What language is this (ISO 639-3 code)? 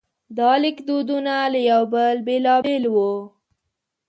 pus